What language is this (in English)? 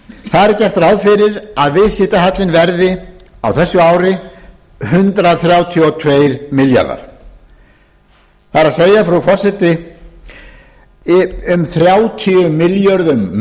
Icelandic